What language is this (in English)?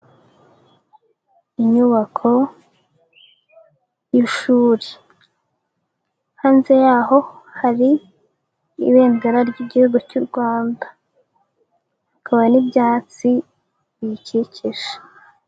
Kinyarwanda